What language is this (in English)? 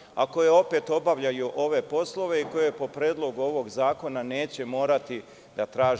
Serbian